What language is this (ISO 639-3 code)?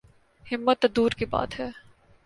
urd